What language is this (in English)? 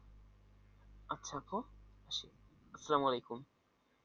Bangla